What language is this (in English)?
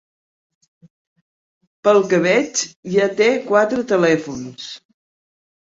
Catalan